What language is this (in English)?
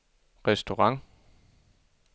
Danish